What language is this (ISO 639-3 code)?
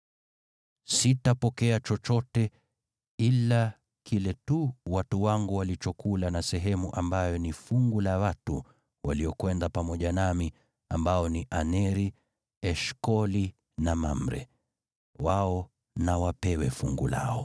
swa